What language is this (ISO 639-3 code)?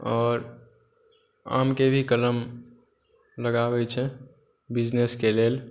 mai